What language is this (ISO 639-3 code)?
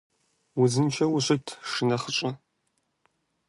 kbd